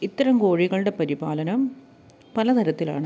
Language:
Malayalam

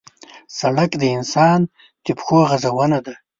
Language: Pashto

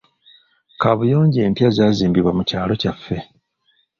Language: Ganda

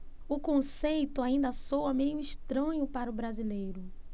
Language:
Portuguese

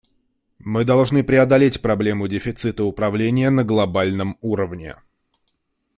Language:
Russian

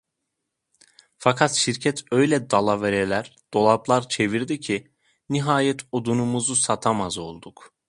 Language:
Turkish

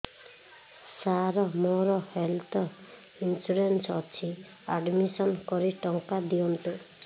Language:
Odia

